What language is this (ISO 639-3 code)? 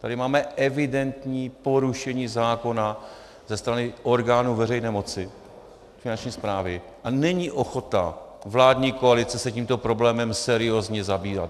ces